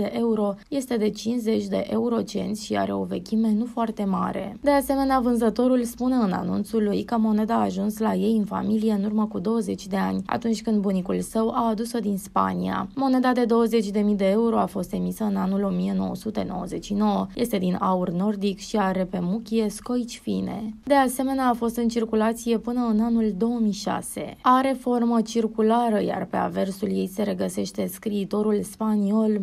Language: Romanian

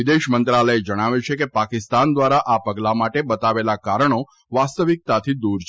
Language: Gujarati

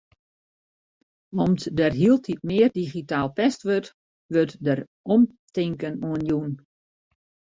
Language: Western Frisian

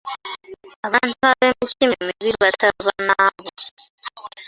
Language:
Ganda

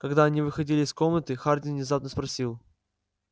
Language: Russian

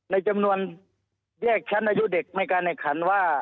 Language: Thai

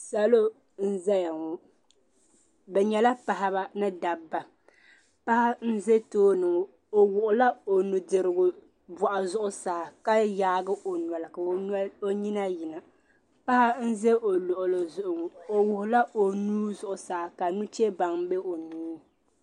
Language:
Dagbani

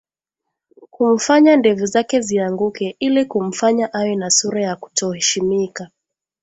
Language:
Swahili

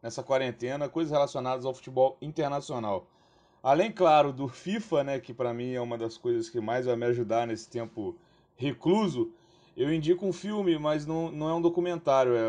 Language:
Portuguese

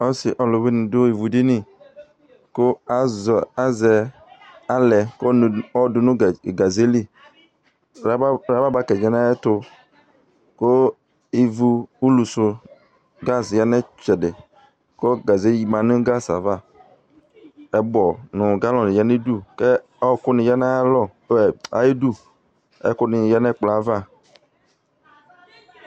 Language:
Ikposo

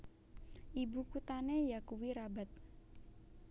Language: Javanese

